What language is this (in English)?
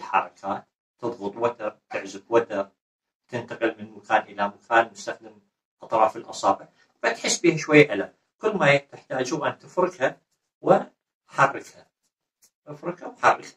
Arabic